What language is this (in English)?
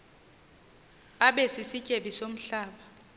Xhosa